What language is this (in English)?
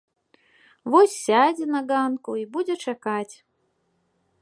Belarusian